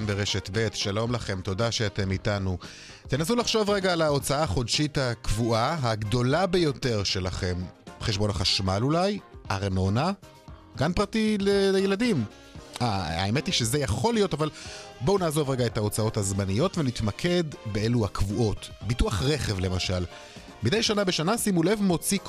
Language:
Hebrew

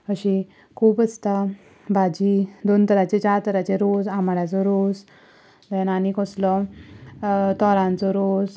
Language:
Konkani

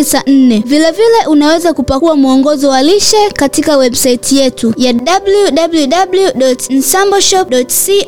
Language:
Swahili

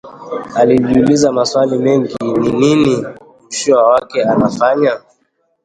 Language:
Swahili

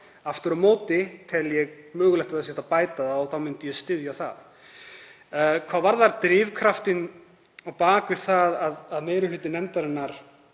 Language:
Icelandic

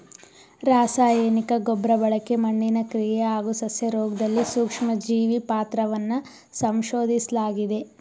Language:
Kannada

